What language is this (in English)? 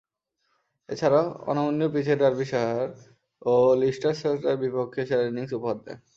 Bangla